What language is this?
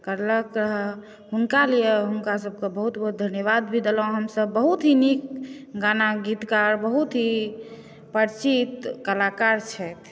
Maithili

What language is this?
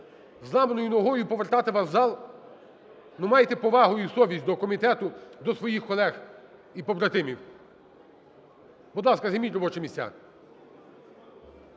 Ukrainian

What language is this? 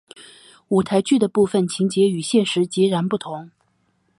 Chinese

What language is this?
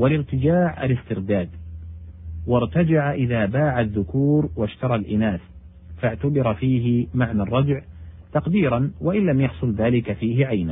Arabic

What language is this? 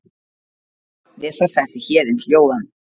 Icelandic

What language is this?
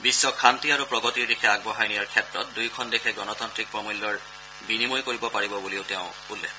Assamese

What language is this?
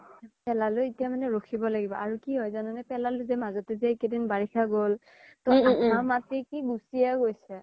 Assamese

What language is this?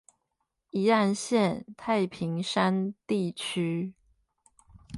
Chinese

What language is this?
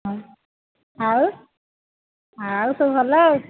Odia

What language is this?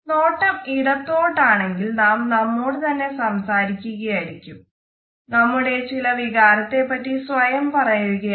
Malayalam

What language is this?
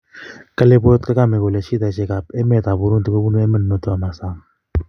Kalenjin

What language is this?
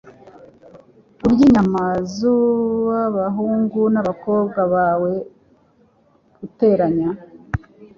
Kinyarwanda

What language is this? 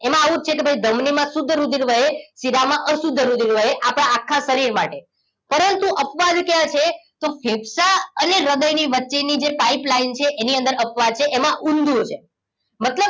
Gujarati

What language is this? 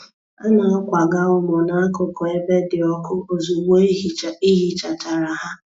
Igbo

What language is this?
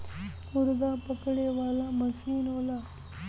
Bhojpuri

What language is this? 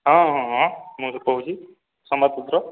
Odia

